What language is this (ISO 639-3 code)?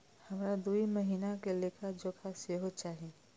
mai